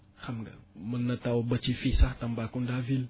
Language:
Wolof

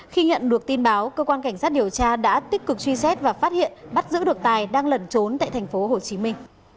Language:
Vietnamese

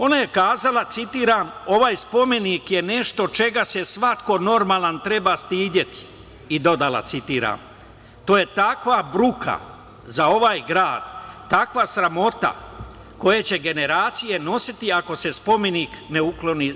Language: Serbian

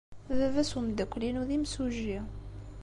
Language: Kabyle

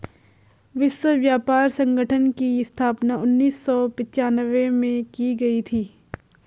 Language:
Hindi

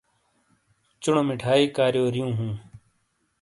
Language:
Shina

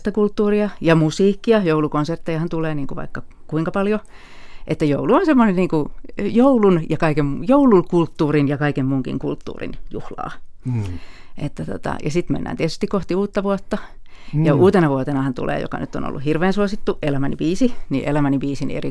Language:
Finnish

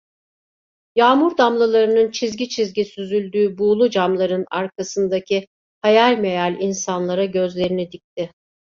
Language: Turkish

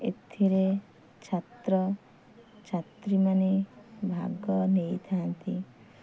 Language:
Odia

